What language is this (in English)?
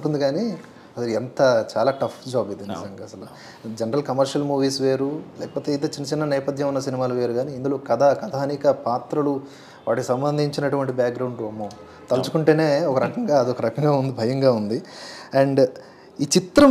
Hindi